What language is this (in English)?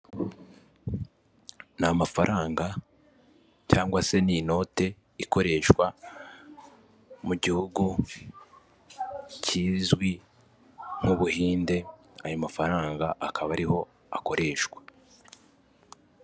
Kinyarwanda